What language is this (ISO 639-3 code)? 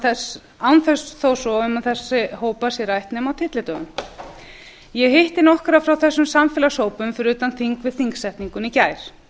isl